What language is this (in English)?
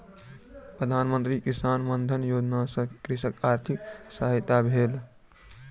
Maithili